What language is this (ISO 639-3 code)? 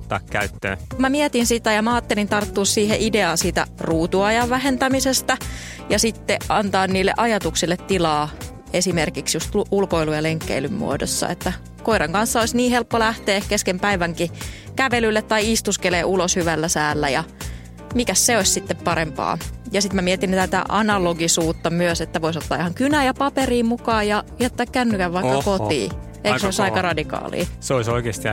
fin